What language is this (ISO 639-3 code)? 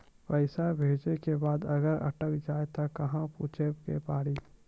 mai